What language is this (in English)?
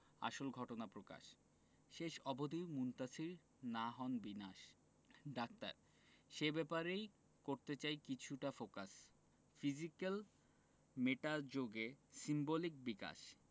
Bangla